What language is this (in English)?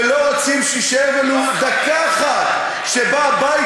Hebrew